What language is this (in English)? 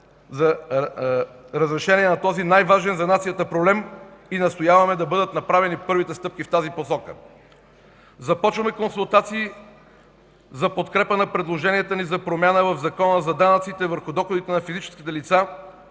Bulgarian